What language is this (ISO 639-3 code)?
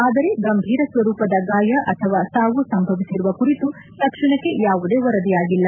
kan